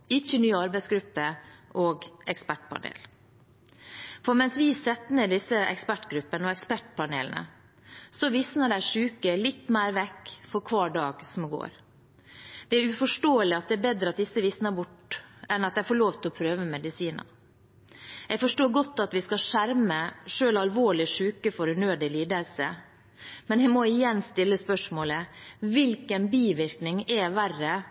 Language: Norwegian Bokmål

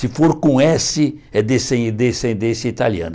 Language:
Portuguese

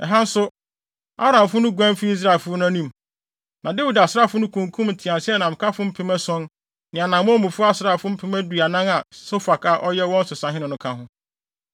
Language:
Akan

